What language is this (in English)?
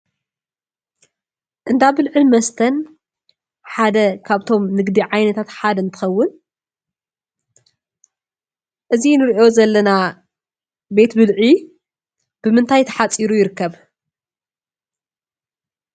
Tigrinya